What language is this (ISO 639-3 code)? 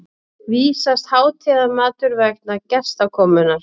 isl